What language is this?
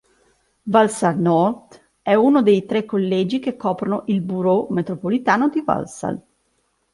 Italian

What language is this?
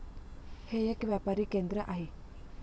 Marathi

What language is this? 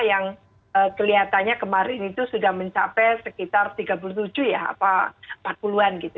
Indonesian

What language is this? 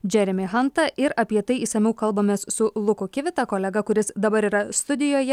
Lithuanian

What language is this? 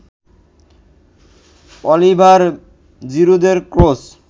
Bangla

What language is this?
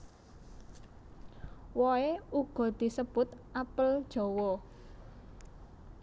Javanese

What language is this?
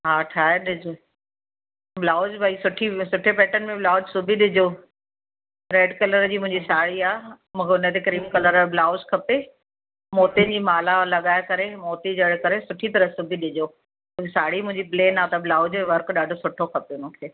Sindhi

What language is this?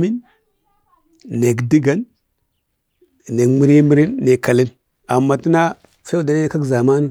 Bade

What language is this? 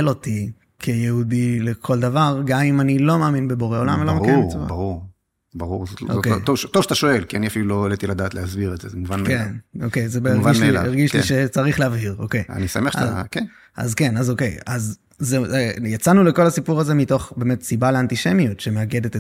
Hebrew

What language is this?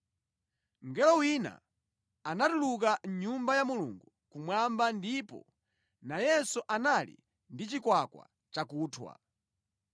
Nyanja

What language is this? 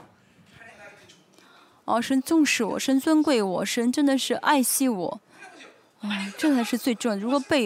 Chinese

